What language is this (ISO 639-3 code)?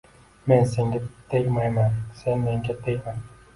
uzb